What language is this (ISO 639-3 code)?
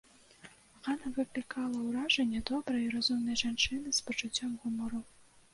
bel